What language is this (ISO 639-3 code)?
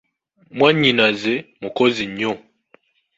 lug